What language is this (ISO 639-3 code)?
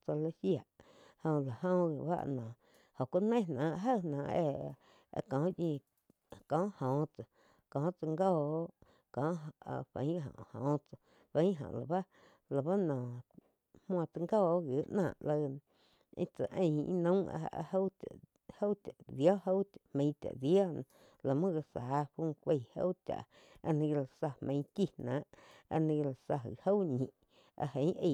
chq